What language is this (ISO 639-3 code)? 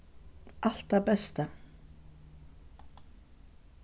fao